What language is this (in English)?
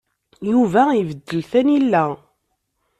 Kabyle